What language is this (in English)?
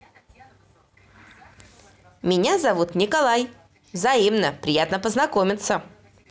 Russian